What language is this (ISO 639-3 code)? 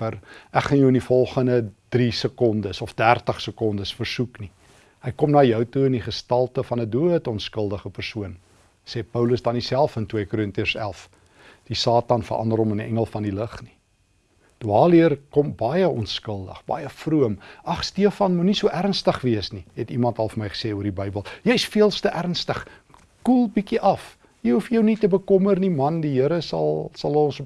nld